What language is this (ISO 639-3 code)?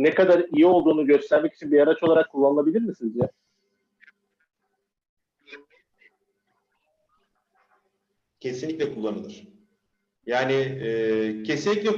tur